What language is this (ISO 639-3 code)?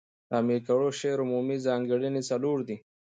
pus